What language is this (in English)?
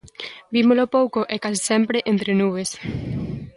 Galician